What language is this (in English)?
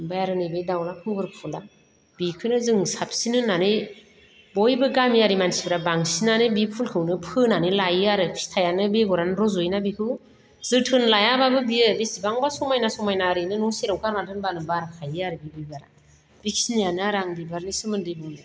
Bodo